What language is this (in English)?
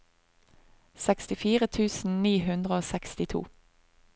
Norwegian